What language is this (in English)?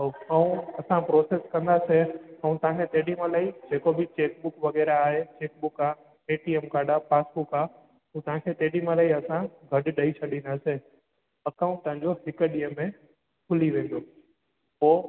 Sindhi